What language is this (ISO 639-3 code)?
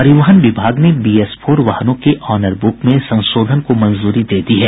hin